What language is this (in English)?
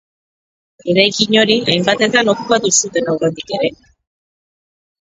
Basque